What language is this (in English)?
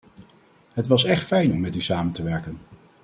Dutch